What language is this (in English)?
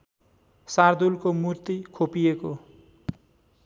Nepali